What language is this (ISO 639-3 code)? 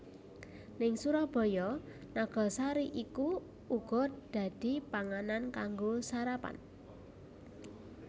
jav